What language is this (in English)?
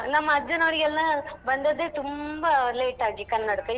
Kannada